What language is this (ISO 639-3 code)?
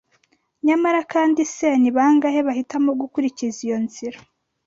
kin